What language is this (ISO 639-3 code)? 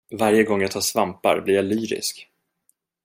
swe